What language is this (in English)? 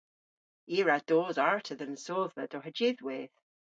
Cornish